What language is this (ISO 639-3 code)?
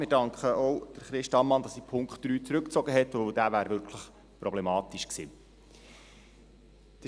gsw